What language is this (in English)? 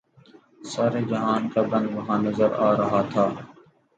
Urdu